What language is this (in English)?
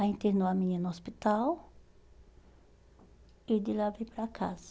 Portuguese